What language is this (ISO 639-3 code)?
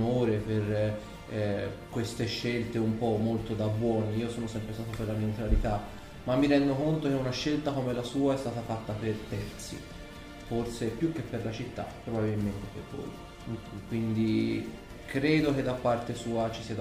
ita